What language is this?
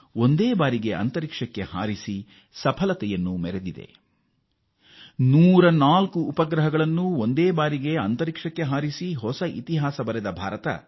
Kannada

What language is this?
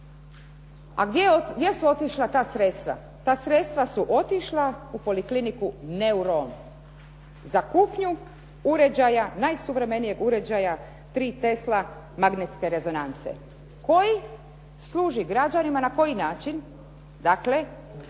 Croatian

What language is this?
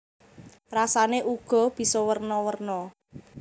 Javanese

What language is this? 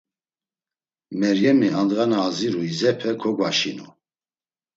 Laz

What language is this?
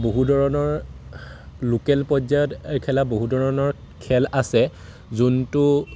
Assamese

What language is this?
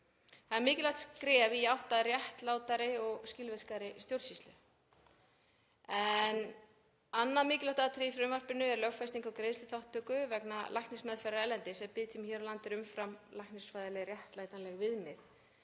Icelandic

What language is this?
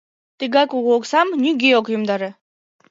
Mari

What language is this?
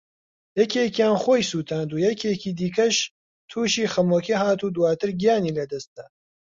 Central Kurdish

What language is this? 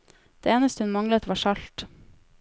Norwegian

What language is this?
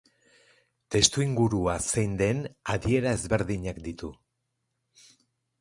Basque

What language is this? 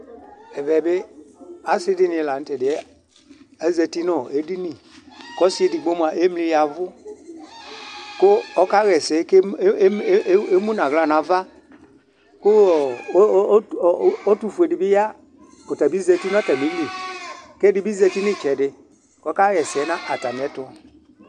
Ikposo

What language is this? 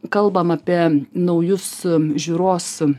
Lithuanian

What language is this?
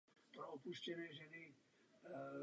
Czech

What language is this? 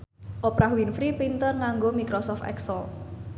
Javanese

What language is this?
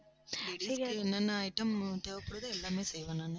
Tamil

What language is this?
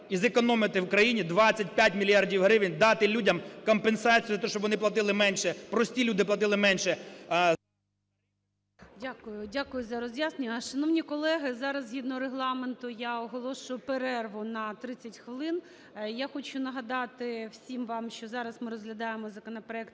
Ukrainian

